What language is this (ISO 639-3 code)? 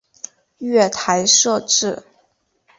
zho